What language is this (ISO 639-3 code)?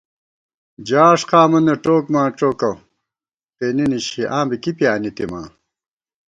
gwt